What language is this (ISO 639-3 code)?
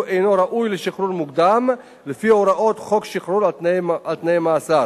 heb